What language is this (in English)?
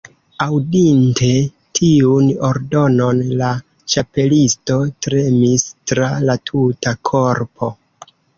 Esperanto